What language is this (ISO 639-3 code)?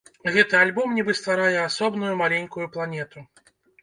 bel